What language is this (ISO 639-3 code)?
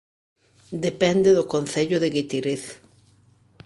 glg